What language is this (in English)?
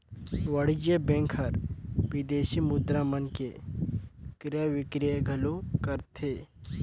Chhattisgarhi